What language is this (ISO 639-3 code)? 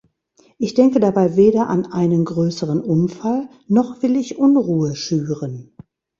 deu